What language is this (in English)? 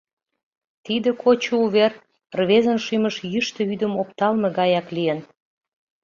Mari